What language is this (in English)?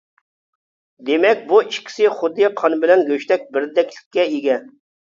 Uyghur